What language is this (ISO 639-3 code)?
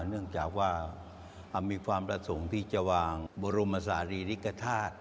tha